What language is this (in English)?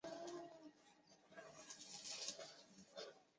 Chinese